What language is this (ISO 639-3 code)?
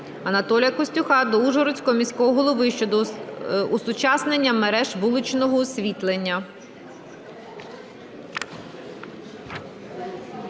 ukr